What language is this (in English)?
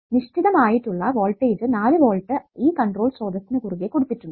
Malayalam